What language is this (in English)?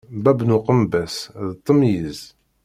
Kabyle